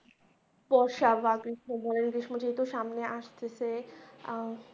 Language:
Bangla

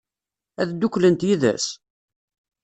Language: Kabyle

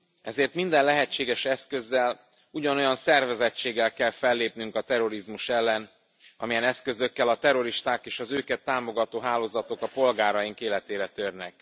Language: Hungarian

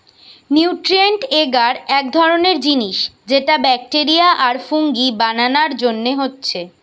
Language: Bangla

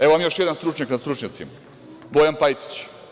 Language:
Serbian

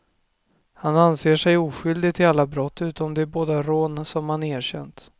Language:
Swedish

